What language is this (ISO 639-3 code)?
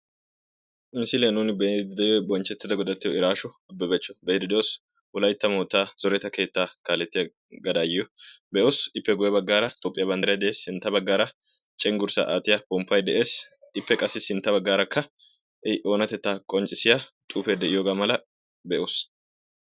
wal